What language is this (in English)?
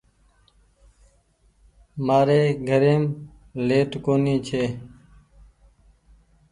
Goaria